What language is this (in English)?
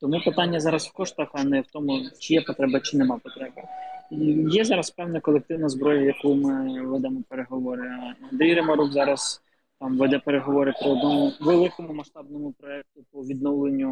Ukrainian